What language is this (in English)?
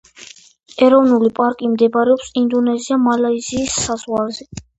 Georgian